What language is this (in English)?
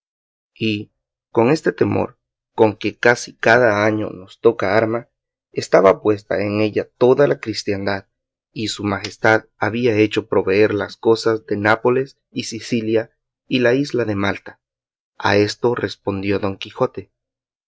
Spanish